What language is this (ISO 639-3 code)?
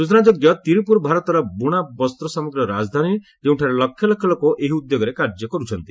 ori